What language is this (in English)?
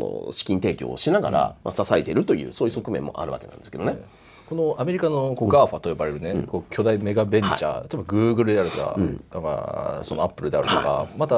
Japanese